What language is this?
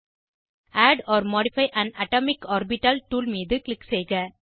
Tamil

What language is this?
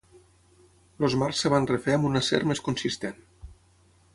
Catalan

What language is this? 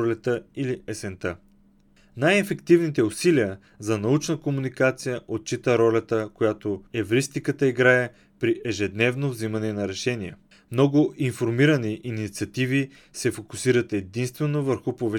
Bulgarian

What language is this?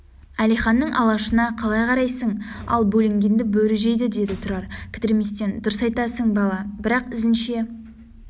Kazakh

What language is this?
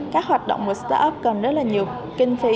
Vietnamese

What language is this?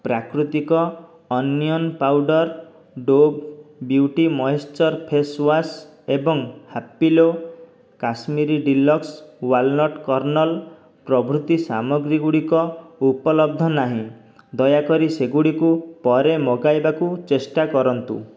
Odia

